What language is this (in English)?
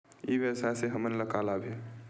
Chhattisgarhi